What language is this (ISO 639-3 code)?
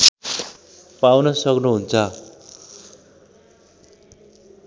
nep